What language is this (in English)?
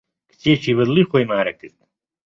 Central Kurdish